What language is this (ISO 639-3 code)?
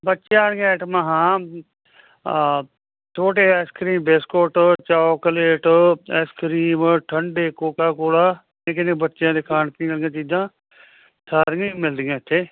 pan